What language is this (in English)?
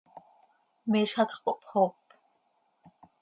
Seri